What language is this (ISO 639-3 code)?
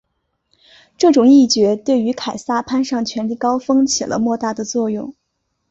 zho